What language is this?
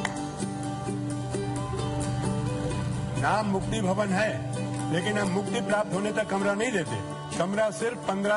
Italian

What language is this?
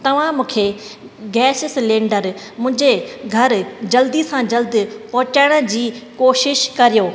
Sindhi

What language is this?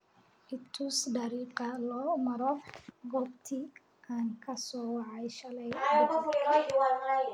Somali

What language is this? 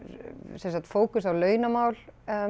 Icelandic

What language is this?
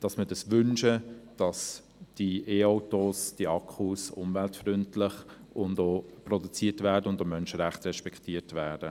Swiss German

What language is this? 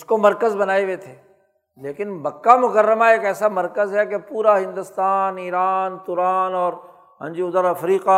Urdu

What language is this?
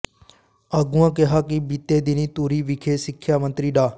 Punjabi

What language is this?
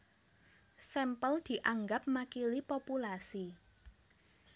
Javanese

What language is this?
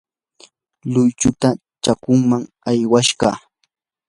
Yanahuanca Pasco Quechua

